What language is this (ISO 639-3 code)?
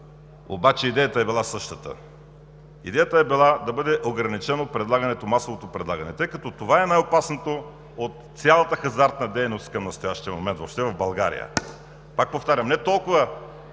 bul